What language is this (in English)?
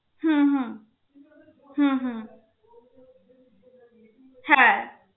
Bangla